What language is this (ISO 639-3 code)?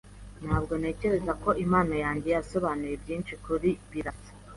kin